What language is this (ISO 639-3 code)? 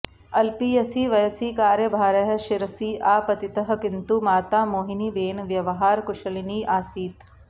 san